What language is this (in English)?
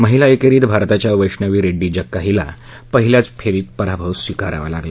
Marathi